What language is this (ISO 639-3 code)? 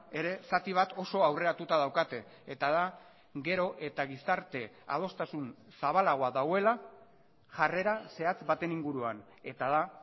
eus